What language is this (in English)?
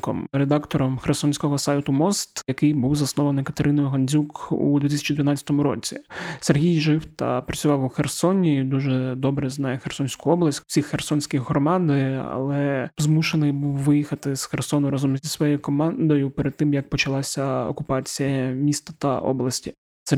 Ukrainian